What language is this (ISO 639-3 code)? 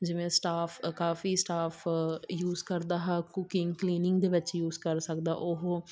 pan